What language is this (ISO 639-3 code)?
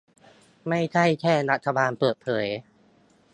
tha